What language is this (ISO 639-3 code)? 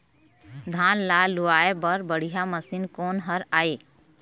hne